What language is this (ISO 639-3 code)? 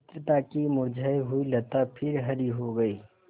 hin